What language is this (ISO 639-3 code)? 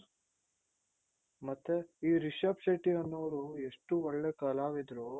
kan